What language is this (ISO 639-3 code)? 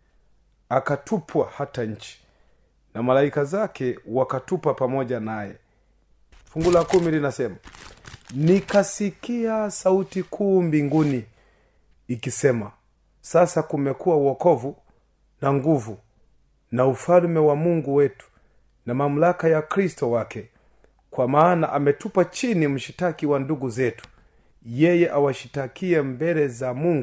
swa